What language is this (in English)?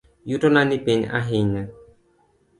Luo (Kenya and Tanzania)